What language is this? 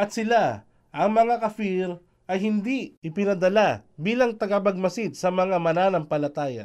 Filipino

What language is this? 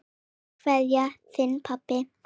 Icelandic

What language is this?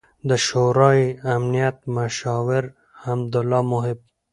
Pashto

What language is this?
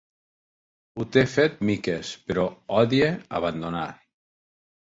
Catalan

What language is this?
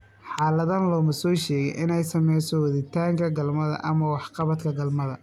Somali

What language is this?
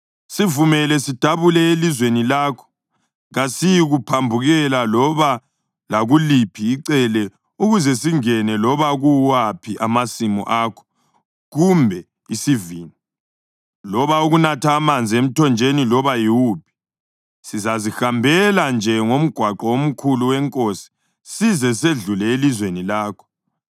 North Ndebele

